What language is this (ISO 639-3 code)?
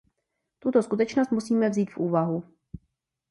ces